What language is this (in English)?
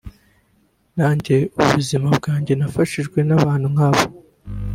Kinyarwanda